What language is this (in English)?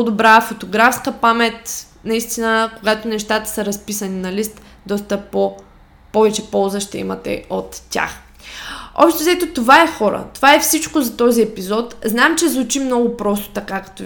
Bulgarian